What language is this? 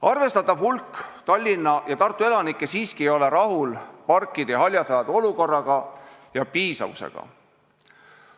Estonian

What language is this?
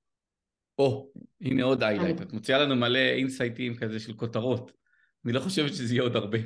Hebrew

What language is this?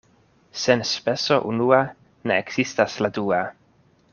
Esperanto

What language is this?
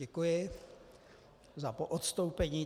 Czech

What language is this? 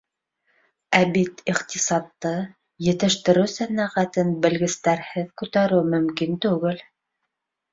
Bashkir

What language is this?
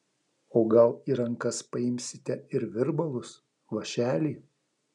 Lithuanian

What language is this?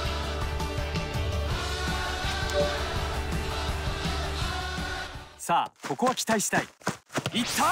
Japanese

